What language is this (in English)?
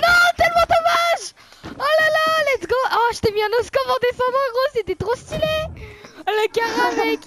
French